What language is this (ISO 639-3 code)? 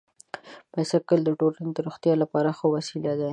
pus